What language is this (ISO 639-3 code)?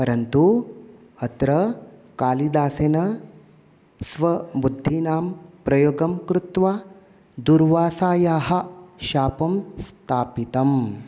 san